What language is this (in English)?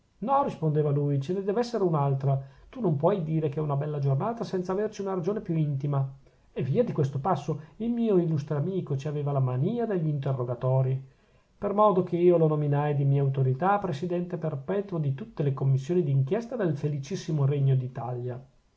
Italian